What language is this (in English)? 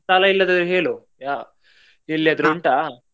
Kannada